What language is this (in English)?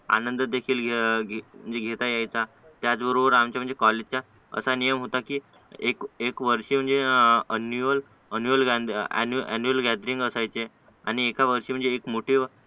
Marathi